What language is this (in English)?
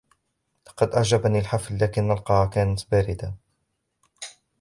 Arabic